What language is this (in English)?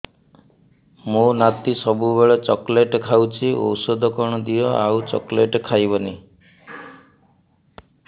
Odia